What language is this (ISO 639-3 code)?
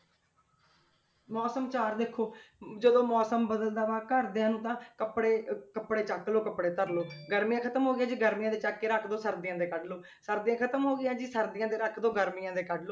pan